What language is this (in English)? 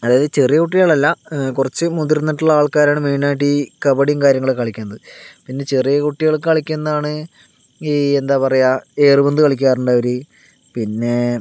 Malayalam